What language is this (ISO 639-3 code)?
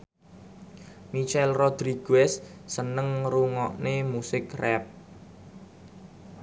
jav